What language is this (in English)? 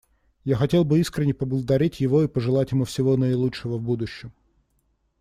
Russian